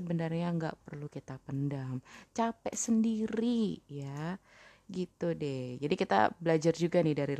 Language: Indonesian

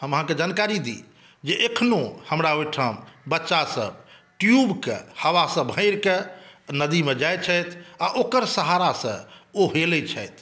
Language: Maithili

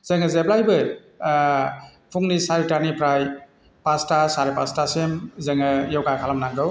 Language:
Bodo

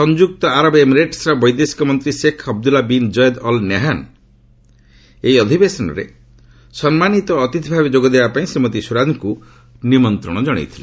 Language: Odia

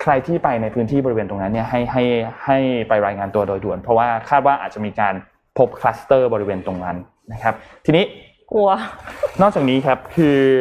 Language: Thai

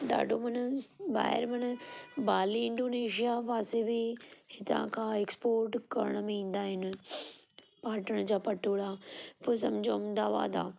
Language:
Sindhi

